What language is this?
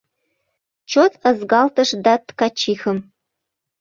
Mari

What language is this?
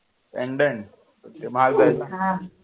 Marathi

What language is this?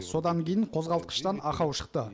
Kazakh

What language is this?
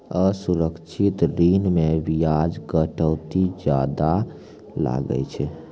Maithili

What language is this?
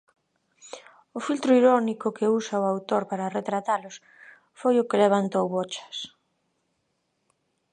Galician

